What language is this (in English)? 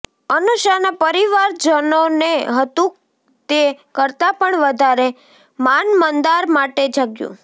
Gujarati